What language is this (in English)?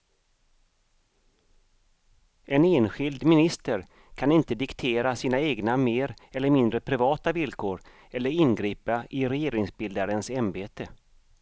Swedish